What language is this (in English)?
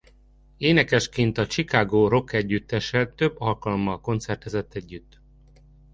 Hungarian